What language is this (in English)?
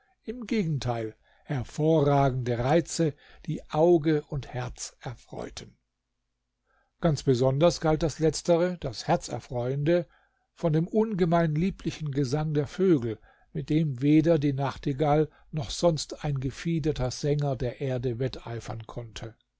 German